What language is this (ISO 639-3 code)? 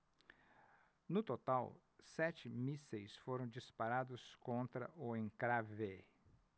por